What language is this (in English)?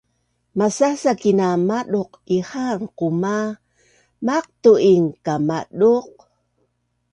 Bunun